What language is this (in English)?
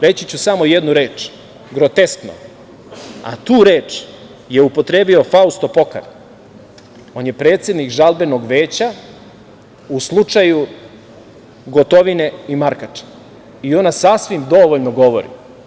Serbian